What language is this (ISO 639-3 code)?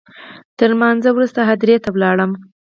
pus